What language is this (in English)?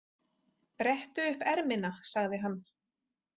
Icelandic